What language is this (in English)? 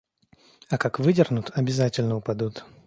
Russian